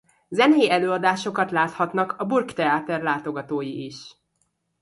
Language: Hungarian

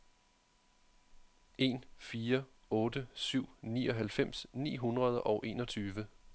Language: Danish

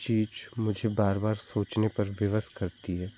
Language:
Hindi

